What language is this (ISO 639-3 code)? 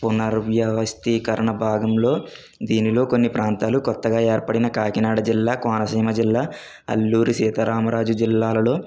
tel